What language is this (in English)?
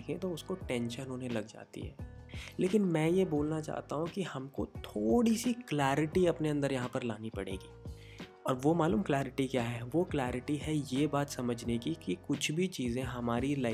Hindi